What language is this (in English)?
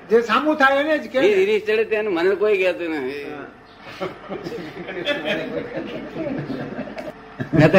Gujarati